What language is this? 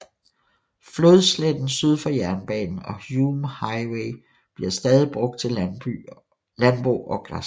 Danish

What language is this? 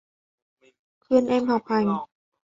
Vietnamese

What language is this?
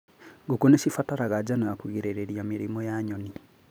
Kikuyu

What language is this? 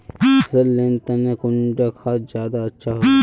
Magahi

